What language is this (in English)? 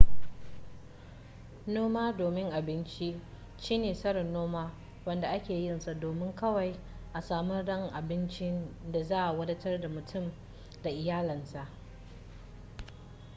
Hausa